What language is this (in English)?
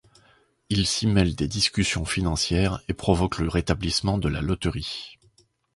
French